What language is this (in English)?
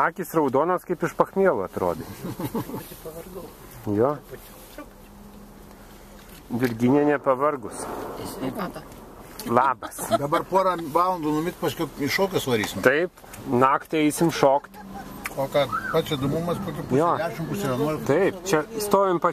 Lithuanian